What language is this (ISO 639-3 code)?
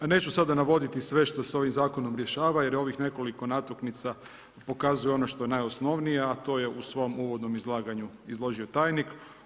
hrv